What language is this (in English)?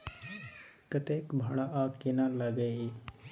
Maithili